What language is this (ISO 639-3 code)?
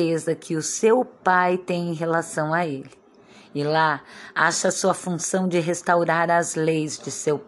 por